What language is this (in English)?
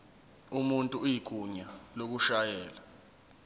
Zulu